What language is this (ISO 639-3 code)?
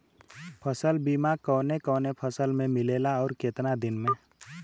bho